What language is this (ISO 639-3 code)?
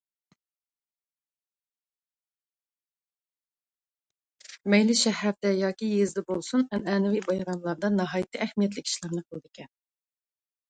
uig